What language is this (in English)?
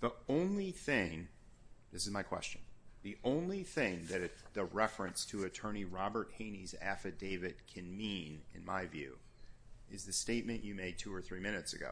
English